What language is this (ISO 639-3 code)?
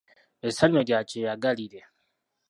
lug